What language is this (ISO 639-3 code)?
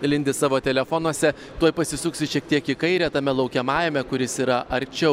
lit